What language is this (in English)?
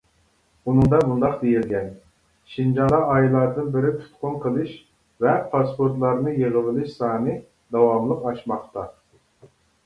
Uyghur